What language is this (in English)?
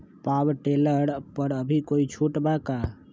Magahi